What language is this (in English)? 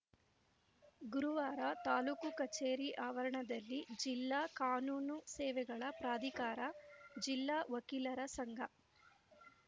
Kannada